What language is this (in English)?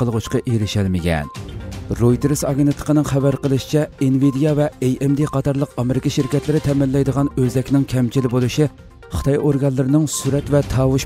Turkish